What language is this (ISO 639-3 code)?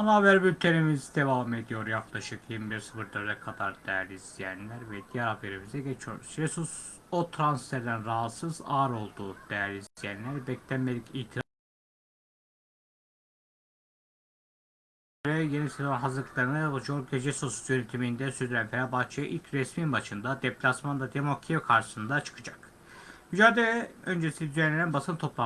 tur